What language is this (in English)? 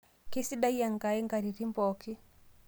Masai